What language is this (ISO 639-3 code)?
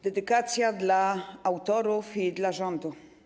pol